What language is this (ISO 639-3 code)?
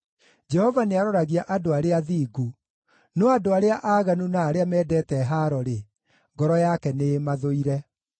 kik